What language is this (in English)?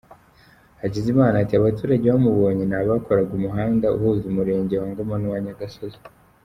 Kinyarwanda